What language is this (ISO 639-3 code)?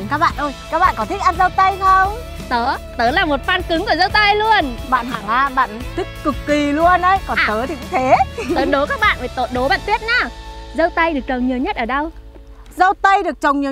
vie